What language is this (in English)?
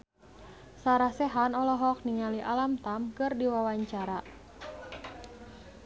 Sundanese